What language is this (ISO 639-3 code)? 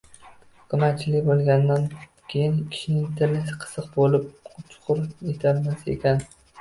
uzb